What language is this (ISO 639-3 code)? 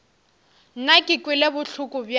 nso